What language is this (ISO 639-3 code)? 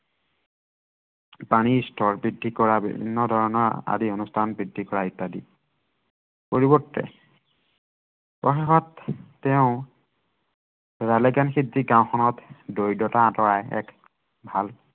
asm